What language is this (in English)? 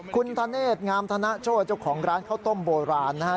Thai